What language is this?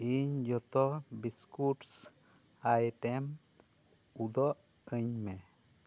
Santali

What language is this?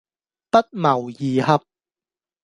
Cantonese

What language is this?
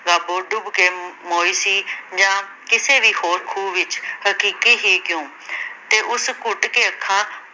Punjabi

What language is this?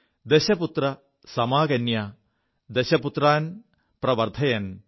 Malayalam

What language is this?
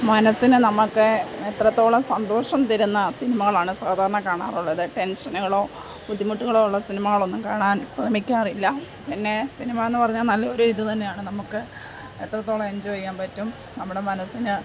Malayalam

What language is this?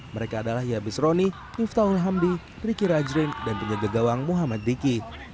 Indonesian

